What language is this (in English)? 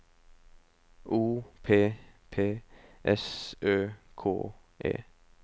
Norwegian